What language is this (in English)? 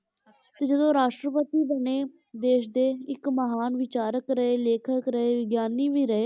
Punjabi